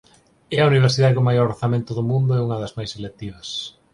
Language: Galician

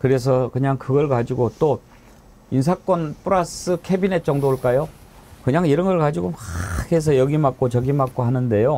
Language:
Korean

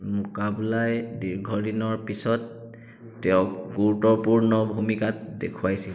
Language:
Assamese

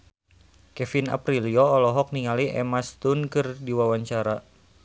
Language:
Sundanese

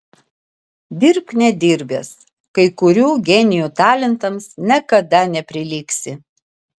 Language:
Lithuanian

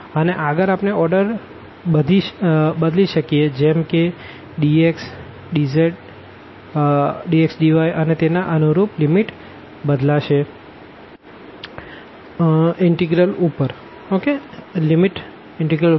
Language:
Gujarati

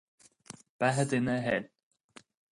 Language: Irish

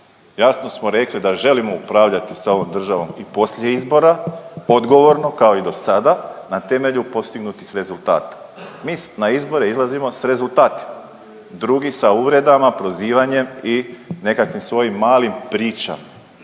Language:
Croatian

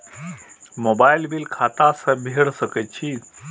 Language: Maithili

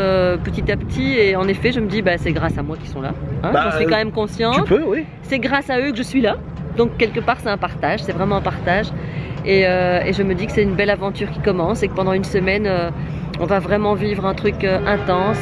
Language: French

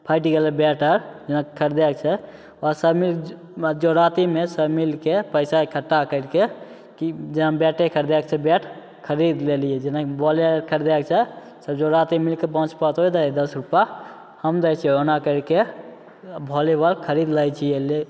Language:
Maithili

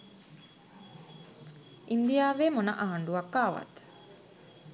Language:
Sinhala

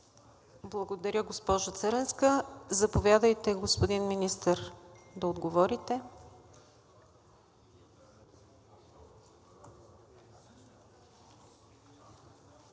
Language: Bulgarian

